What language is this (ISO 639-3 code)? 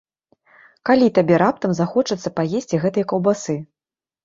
bel